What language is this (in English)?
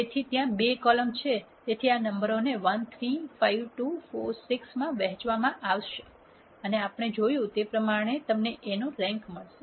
Gujarati